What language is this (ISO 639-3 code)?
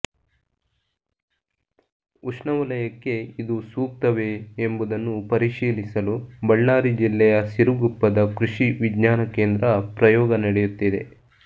kan